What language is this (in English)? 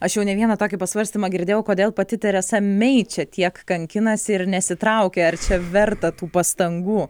Lithuanian